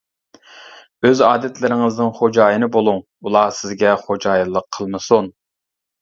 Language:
Uyghur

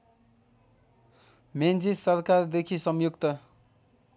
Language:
Nepali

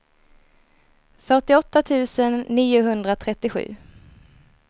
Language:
Swedish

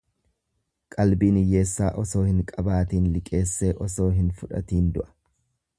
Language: Oromo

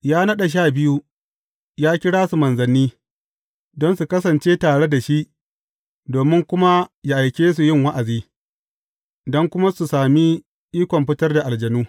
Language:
Hausa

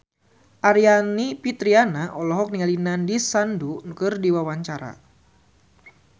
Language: Sundanese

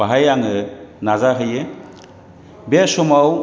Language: Bodo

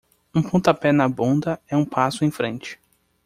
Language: Portuguese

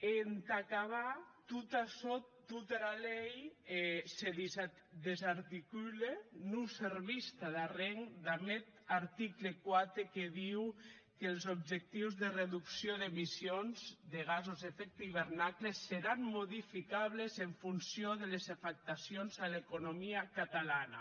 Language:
Catalan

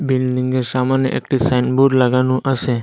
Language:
Bangla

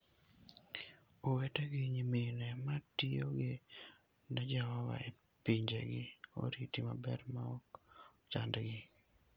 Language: Luo (Kenya and Tanzania)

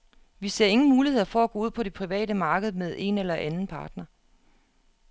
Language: Danish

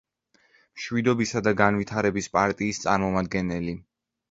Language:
Georgian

